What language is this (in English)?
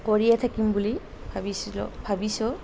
Assamese